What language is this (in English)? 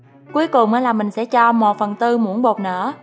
Vietnamese